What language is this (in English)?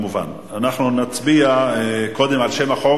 Hebrew